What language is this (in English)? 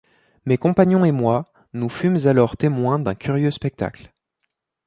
French